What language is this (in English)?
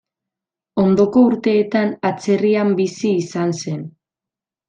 Basque